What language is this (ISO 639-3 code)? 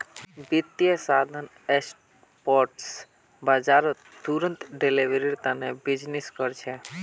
mag